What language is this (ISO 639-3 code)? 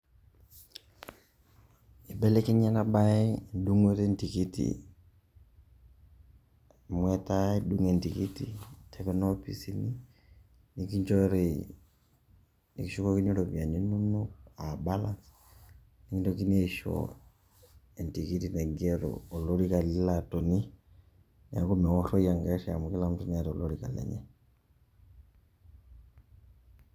mas